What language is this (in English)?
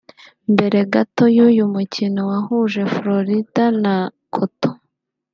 Kinyarwanda